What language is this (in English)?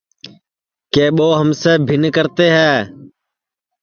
Sansi